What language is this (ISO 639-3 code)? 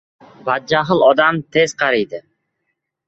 uzb